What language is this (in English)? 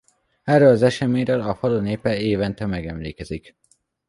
Hungarian